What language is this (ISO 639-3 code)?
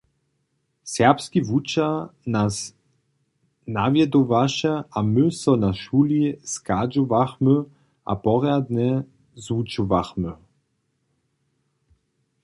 hsb